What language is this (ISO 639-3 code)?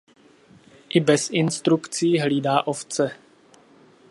ces